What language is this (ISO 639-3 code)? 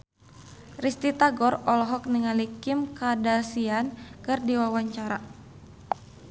sun